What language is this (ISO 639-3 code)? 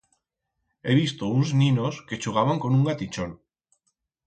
arg